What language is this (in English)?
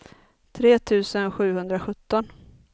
Swedish